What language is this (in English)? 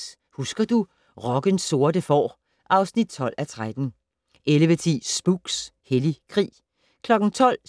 Danish